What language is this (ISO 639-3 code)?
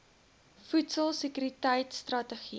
afr